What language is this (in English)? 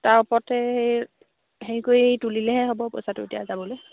Assamese